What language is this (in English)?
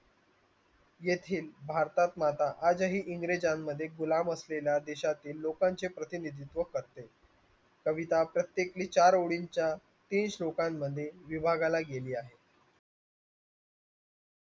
Marathi